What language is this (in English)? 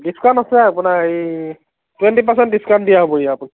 Assamese